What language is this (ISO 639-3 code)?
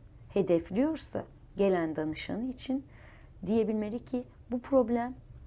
tur